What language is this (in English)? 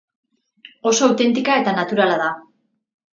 Basque